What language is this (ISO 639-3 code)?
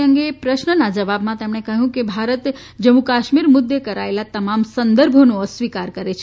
guj